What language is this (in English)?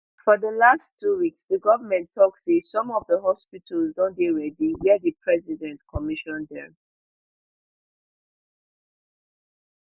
Nigerian Pidgin